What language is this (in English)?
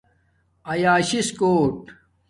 Domaaki